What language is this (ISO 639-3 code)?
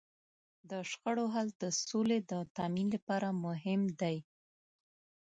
pus